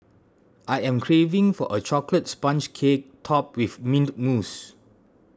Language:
English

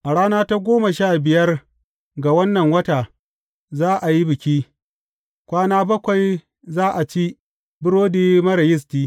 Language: Hausa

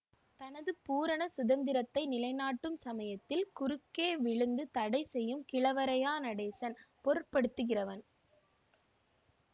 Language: Tamil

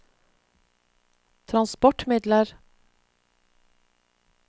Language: Norwegian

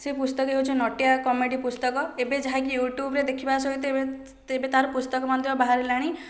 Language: Odia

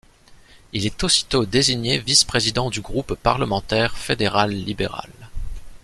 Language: French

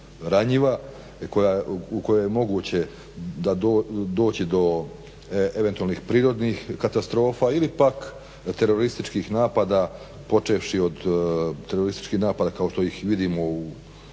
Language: Croatian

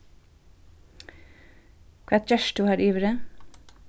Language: Faroese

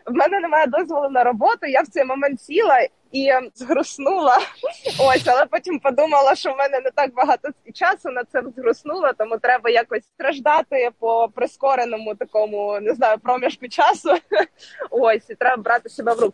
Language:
Ukrainian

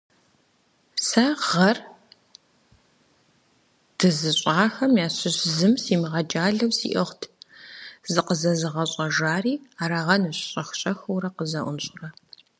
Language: Kabardian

